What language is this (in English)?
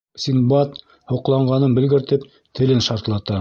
Bashkir